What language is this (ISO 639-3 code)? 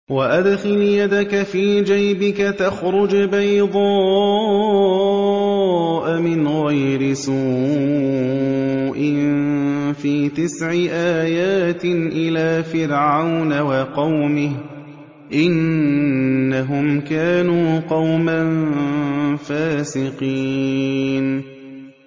ara